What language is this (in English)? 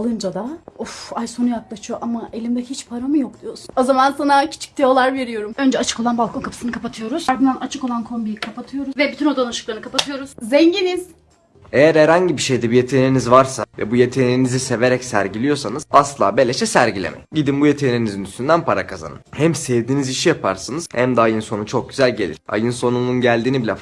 Turkish